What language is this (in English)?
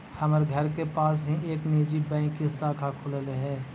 Magahi